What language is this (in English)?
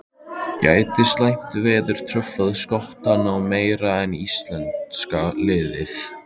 Icelandic